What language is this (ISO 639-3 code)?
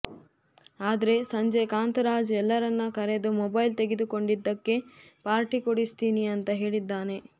kan